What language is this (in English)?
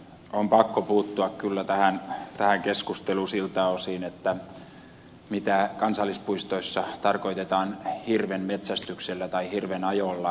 Finnish